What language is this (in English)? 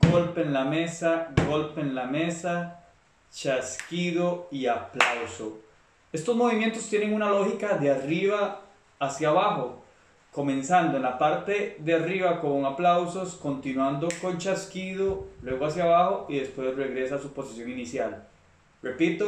Spanish